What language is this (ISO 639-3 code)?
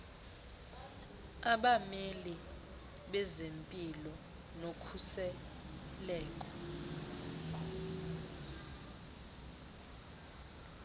xho